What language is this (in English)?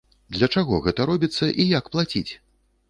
Belarusian